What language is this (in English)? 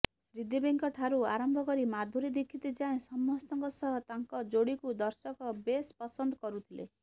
Odia